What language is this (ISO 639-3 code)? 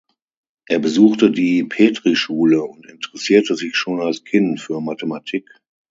deu